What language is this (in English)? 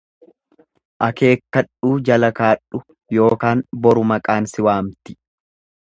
Oromo